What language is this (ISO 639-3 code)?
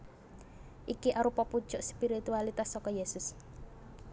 jav